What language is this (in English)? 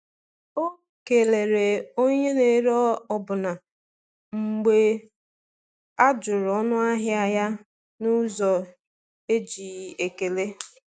Igbo